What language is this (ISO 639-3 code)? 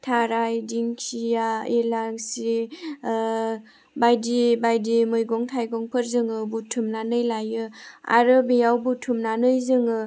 brx